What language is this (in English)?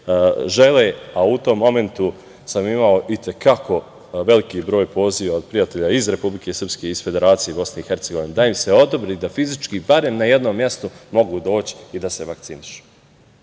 Serbian